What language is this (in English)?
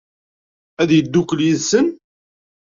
Kabyle